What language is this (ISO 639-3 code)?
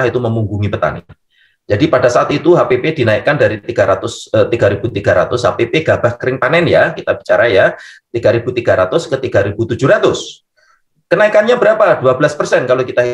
ind